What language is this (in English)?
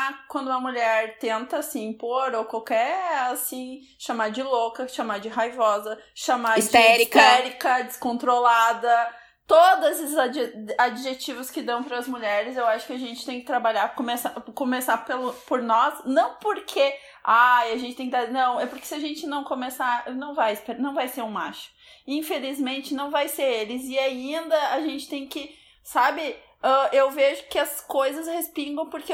Portuguese